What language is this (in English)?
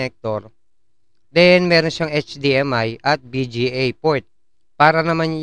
Filipino